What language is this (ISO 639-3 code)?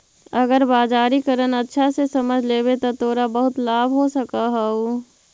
mag